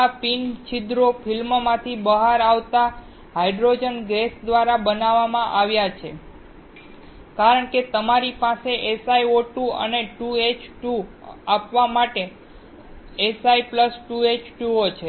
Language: Gujarati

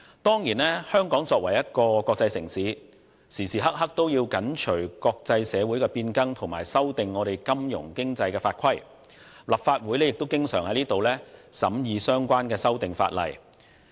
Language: Cantonese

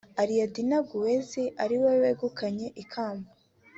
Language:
Kinyarwanda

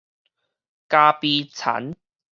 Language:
Min Nan Chinese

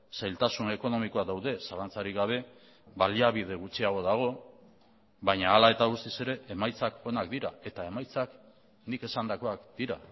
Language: Basque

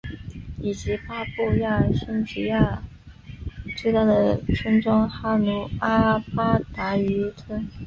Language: Chinese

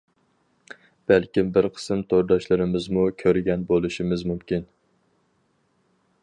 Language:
Uyghur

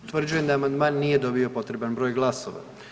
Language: Croatian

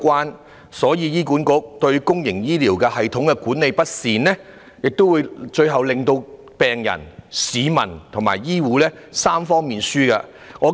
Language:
Cantonese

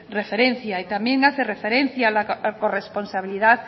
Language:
Spanish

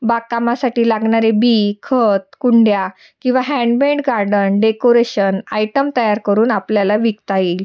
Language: Marathi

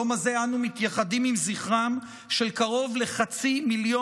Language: Hebrew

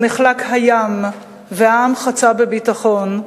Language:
Hebrew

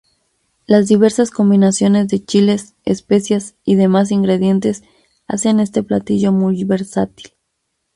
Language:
Spanish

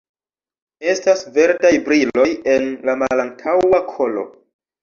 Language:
Esperanto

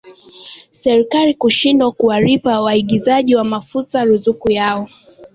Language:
Swahili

